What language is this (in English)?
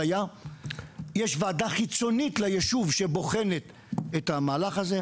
Hebrew